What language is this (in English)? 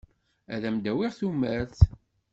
Kabyle